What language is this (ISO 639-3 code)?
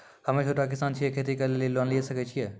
mai